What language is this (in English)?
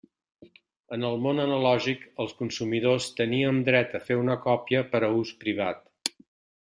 Catalan